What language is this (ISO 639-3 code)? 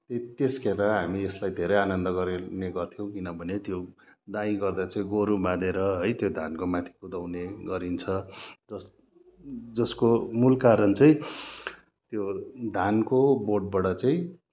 nep